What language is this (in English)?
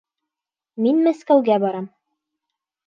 Bashkir